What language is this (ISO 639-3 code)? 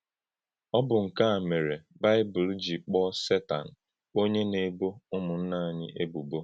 ibo